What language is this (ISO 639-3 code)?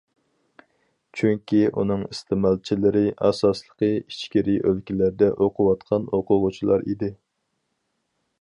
uig